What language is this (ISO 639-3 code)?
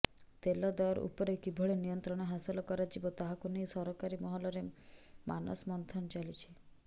ori